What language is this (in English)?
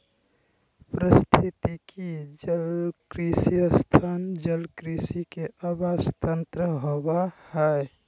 Magahi